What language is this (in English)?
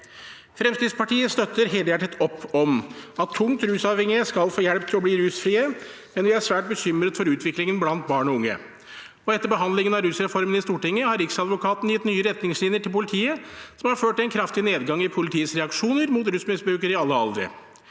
Norwegian